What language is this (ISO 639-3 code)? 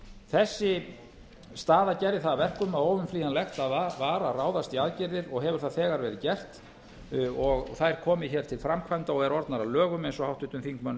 isl